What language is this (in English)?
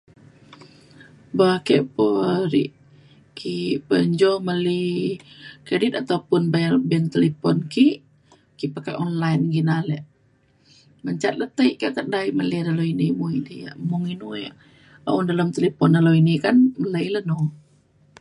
Mainstream Kenyah